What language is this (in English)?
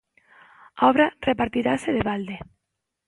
Galician